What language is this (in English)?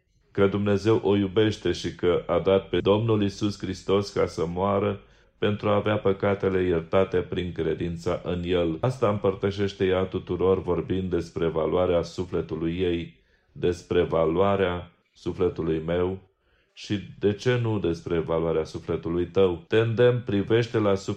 Romanian